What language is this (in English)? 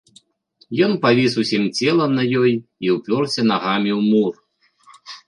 Belarusian